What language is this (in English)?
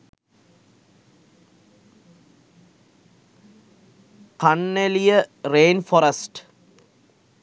Sinhala